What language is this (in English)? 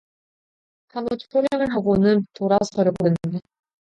Korean